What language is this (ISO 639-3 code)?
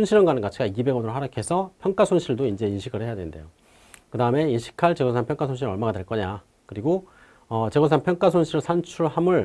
kor